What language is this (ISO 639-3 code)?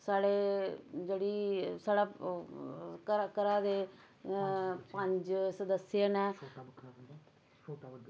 doi